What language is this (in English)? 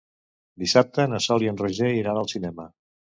Catalan